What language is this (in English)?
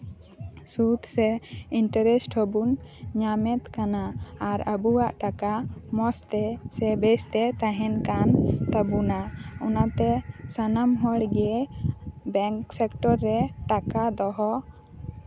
Santali